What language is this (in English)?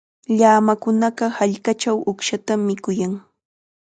Chiquián Ancash Quechua